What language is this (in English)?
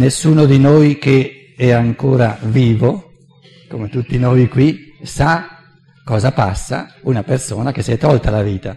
Italian